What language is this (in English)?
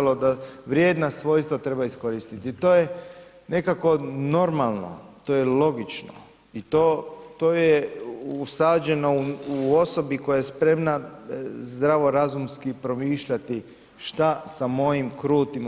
Croatian